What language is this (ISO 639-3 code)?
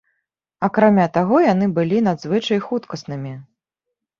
bel